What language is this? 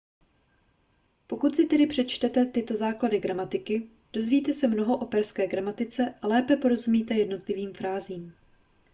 Czech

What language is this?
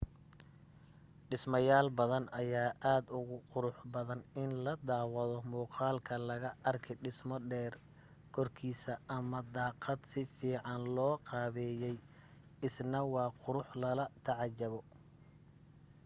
Somali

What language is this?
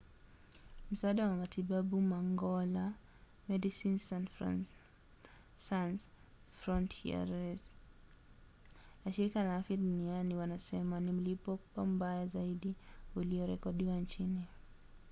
Swahili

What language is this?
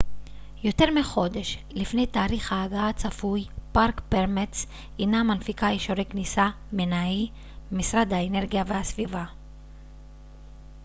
Hebrew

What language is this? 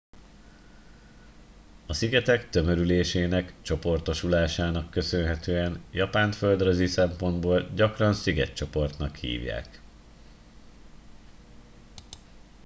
Hungarian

